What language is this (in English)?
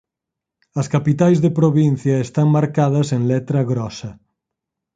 Galician